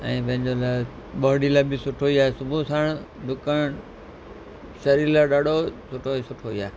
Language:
Sindhi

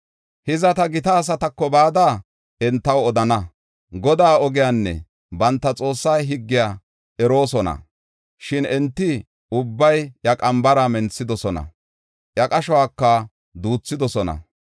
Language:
Gofa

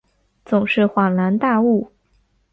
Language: Chinese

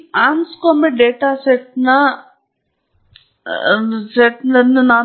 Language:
Kannada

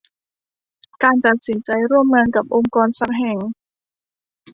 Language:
Thai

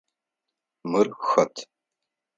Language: Adyghe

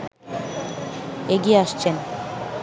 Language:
Bangla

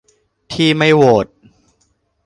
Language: Thai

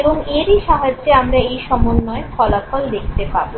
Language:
Bangla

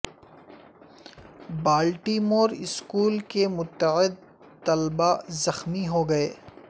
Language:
Urdu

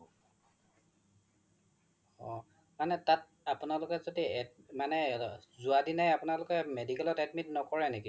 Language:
Assamese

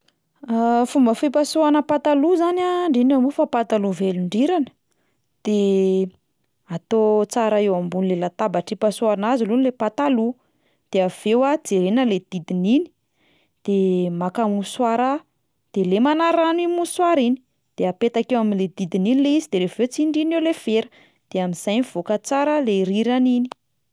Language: Malagasy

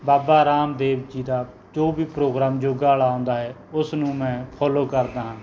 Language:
Punjabi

